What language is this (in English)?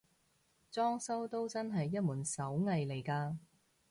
Cantonese